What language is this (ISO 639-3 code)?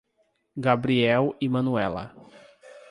por